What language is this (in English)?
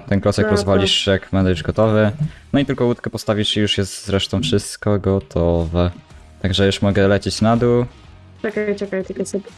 Polish